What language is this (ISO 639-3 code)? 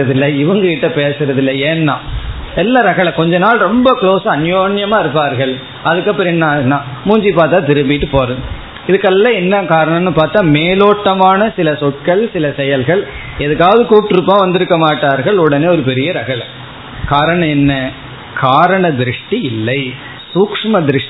tam